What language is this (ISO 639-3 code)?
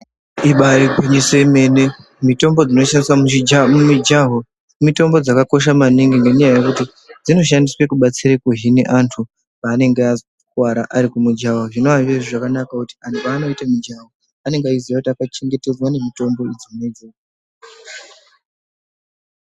ndc